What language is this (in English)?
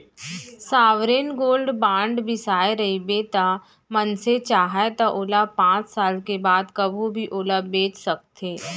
Chhattisgarhi